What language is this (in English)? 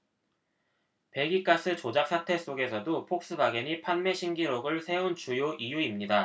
Korean